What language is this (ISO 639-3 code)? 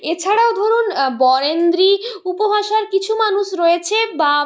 ben